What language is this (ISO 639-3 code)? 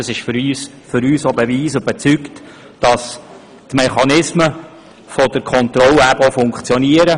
gsw